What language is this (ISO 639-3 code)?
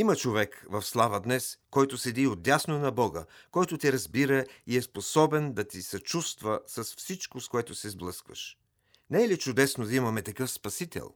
bul